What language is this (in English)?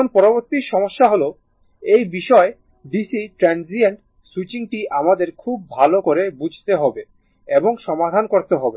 Bangla